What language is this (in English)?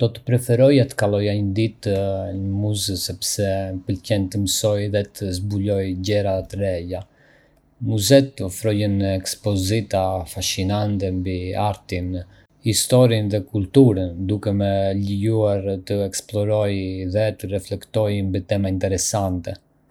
Arbëreshë Albanian